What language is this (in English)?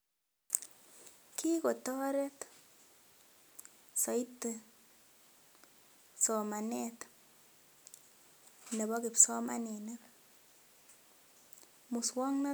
Kalenjin